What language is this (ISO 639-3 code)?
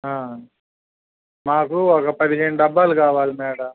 tel